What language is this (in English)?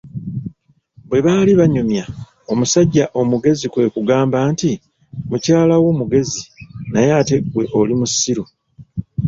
Ganda